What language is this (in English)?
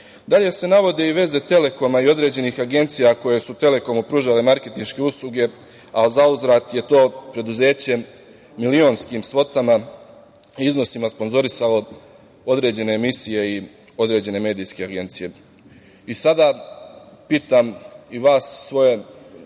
Serbian